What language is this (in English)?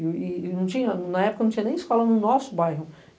Portuguese